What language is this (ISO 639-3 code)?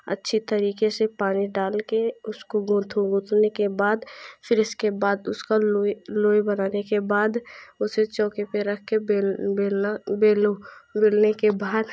hin